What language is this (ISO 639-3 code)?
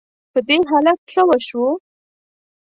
pus